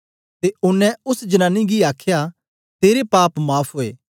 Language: Dogri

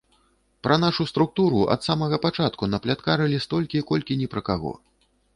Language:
Belarusian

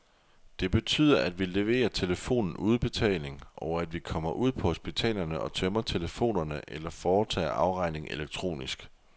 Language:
Danish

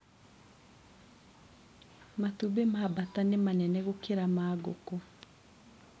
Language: Kikuyu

